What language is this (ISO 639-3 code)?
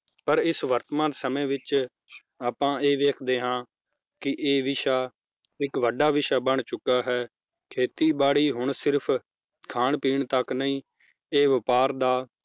pan